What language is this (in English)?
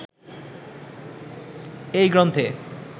Bangla